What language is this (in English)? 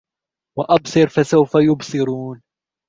Arabic